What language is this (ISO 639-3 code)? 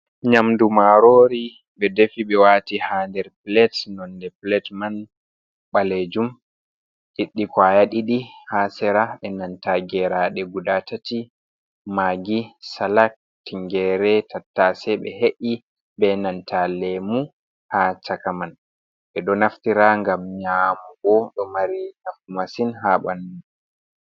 ful